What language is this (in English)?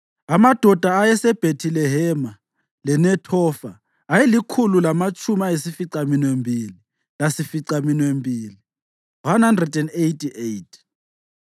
North Ndebele